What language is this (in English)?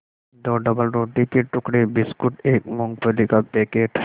Hindi